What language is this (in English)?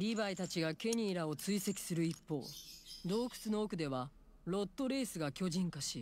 Japanese